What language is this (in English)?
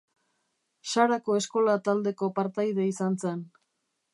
Basque